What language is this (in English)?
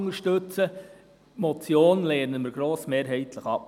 Swiss German